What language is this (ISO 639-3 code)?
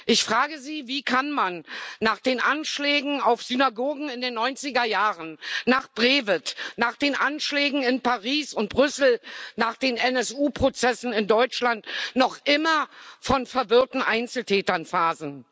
deu